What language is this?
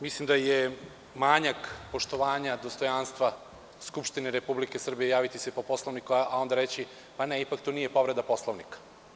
Serbian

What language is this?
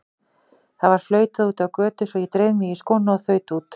Icelandic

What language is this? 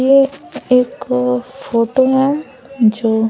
Hindi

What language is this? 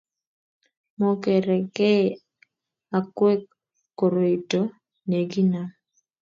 Kalenjin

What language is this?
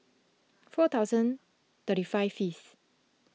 English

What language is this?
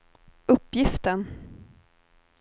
Swedish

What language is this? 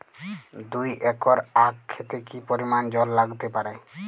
Bangla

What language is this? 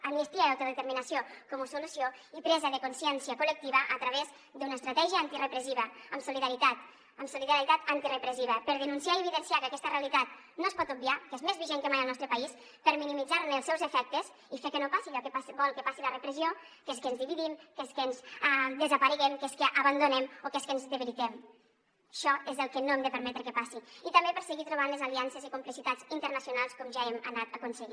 Catalan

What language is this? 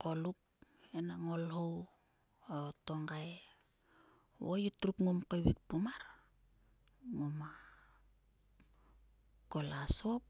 Sulka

